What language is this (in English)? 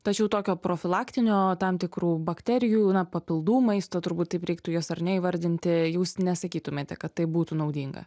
Lithuanian